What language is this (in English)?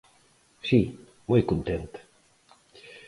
Galician